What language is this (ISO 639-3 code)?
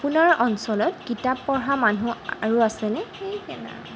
asm